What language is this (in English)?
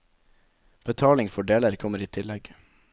Norwegian